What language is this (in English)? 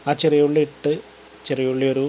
Malayalam